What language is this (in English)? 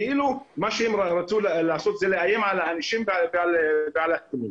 Hebrew